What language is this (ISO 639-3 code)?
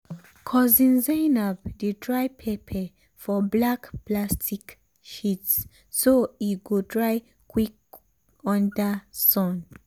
pcm